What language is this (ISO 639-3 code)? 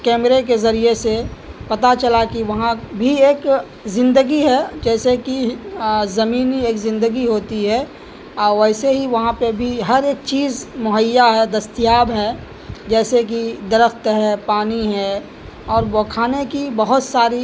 urd